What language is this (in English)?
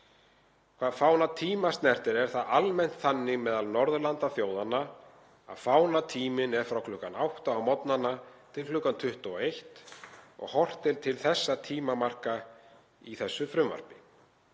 Icelandic